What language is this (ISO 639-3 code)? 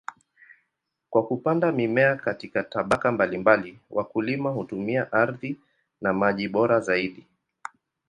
swa